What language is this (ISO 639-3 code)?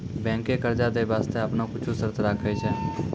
mai